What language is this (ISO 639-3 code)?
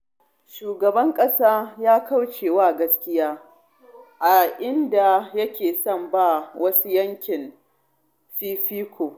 hau